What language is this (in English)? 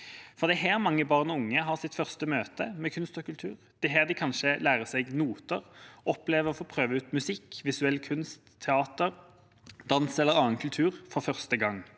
Norwegian